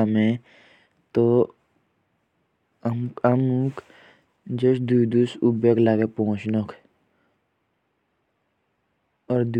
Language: Jaunsari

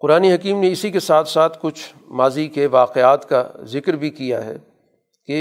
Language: Urdu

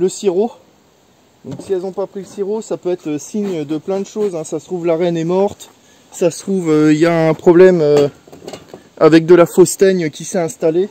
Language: French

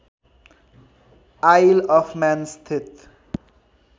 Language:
Nepali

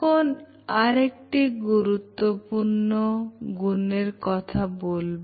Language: Bangla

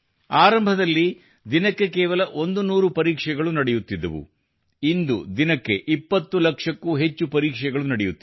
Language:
Kannada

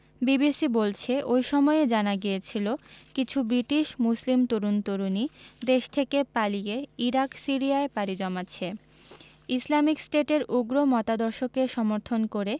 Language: Bangla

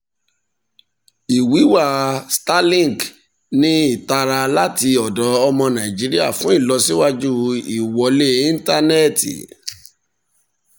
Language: Yoruba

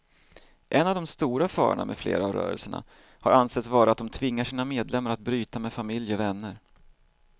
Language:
Swedish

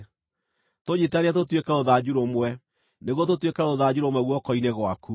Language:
Kikuyu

